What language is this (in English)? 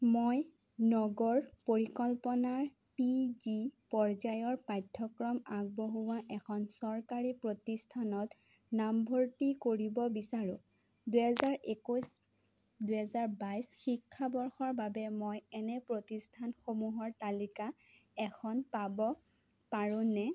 Assamese